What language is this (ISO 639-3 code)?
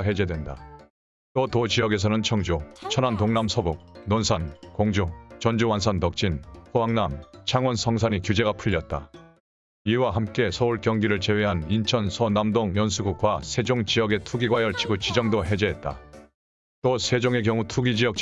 kor